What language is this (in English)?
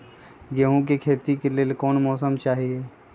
Magahi